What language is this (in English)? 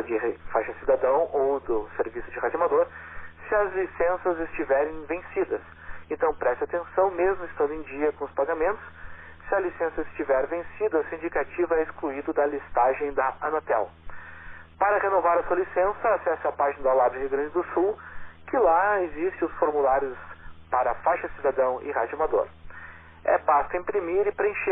Portuguese